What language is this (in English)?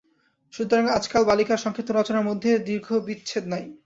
Bangla